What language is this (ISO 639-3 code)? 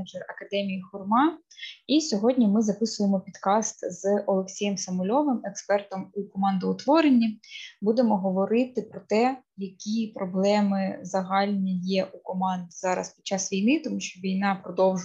ukr